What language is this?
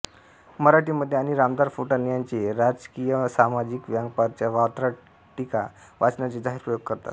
Marathi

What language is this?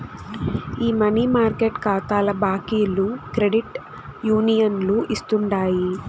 Telugu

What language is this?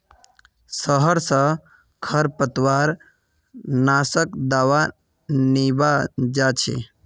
Magahi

